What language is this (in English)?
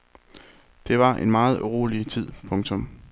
Danish